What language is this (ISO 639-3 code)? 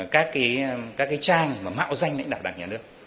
vie